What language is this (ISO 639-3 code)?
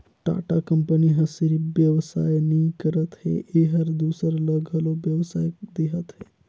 hne